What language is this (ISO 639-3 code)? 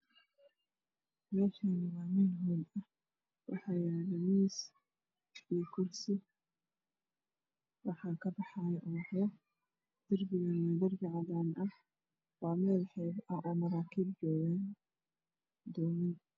som